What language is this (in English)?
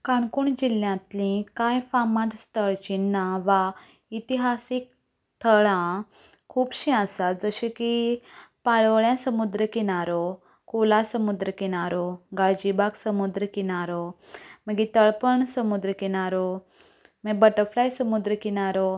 Konkani